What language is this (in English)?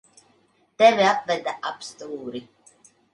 Latvian